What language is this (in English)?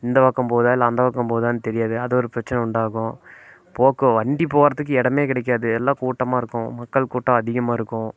Tamil